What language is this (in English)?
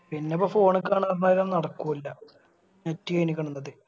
Malayalam